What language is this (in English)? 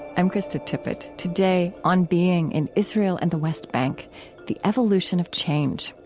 English